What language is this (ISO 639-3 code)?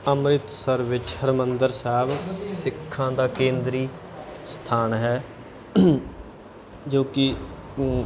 pan